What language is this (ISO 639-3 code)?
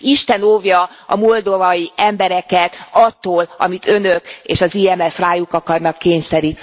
hun